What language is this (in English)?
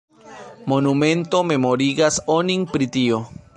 Esperanto